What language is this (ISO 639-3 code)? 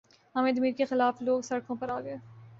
urd